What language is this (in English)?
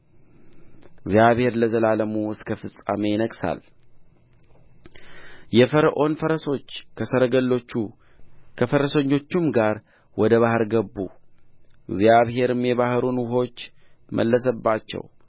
Amharic